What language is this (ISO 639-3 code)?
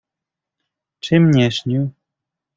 pol